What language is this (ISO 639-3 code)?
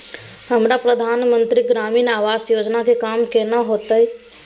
mai